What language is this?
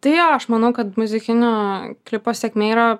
Lithuanian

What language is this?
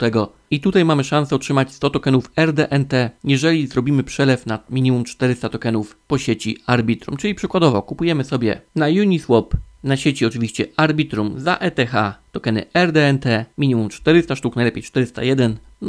Polish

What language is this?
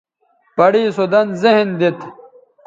Bateri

